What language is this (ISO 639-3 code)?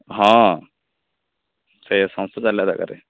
ori